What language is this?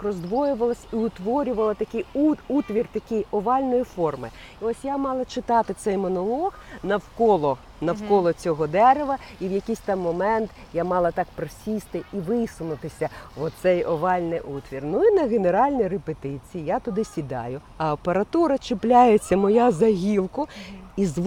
Ukrainian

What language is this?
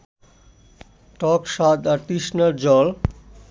Bangla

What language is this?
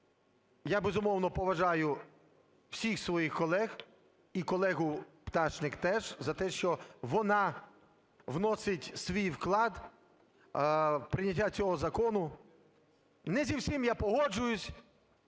Ukrainian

